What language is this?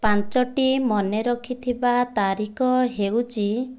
Odia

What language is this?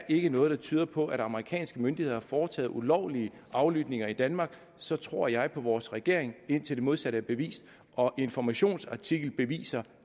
Danish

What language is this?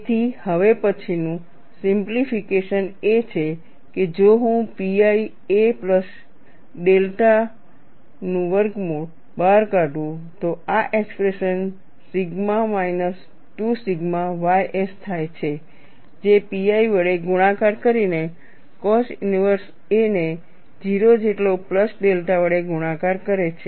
Gujarati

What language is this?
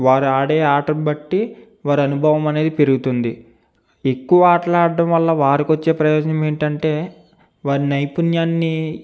Telugu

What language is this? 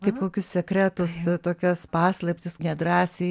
Lithuanian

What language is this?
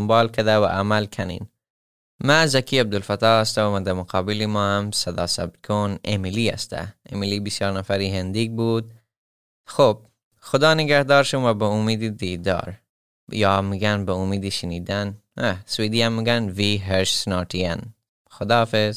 Persian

